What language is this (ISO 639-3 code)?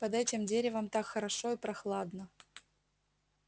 rus